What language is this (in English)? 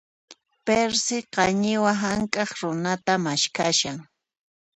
Puno Quechua